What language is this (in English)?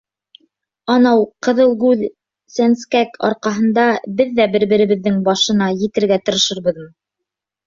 Bashkir